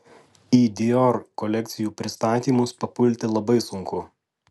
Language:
Lithuanian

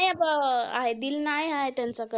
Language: Marathi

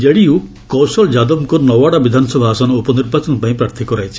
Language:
Odia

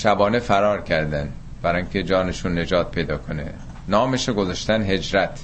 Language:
Persian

